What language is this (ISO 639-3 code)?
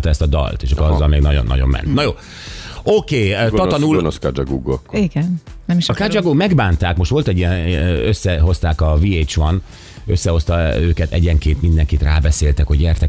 hun